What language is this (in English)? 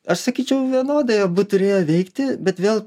Lithuanian